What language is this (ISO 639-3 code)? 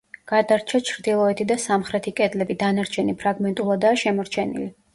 kat